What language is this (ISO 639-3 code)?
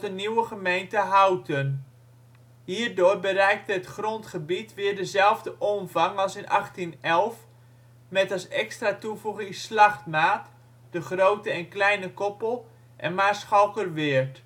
nld